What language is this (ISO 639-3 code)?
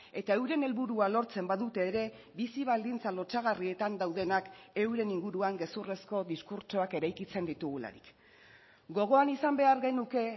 eus